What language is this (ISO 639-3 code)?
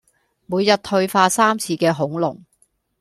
yue